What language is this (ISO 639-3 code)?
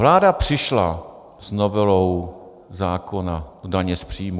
ces